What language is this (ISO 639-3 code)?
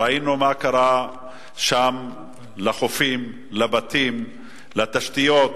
heb